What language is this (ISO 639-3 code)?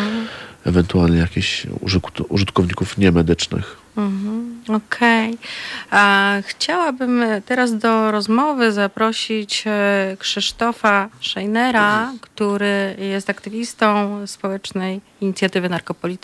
pol